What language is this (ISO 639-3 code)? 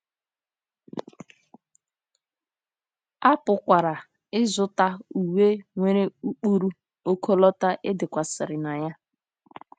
ibo